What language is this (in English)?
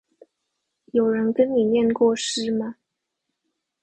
Chinese